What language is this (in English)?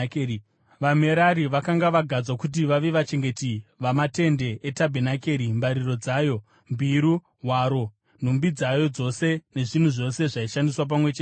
Shona